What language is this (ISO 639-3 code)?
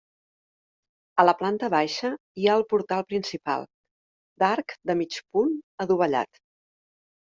cat